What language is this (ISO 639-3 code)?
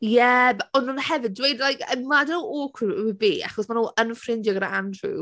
cym